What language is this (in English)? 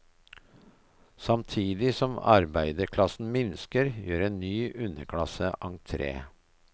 Norwegian